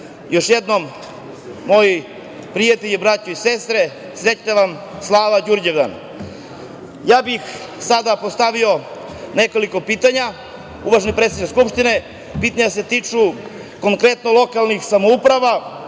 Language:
Serbian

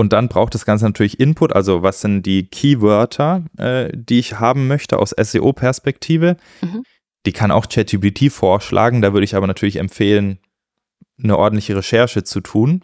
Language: German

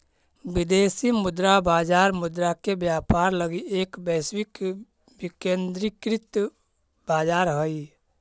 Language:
Magahi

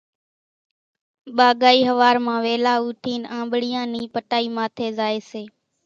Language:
Kachi Koli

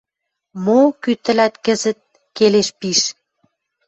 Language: Western Mari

